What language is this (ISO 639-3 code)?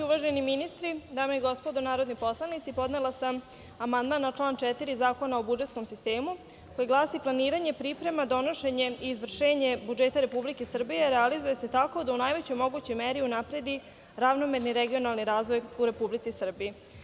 srp